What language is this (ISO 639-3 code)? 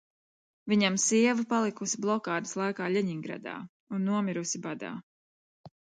lav